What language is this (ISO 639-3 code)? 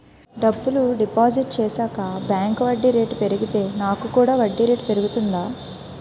tel